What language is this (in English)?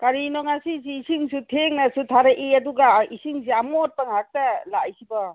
Manipuri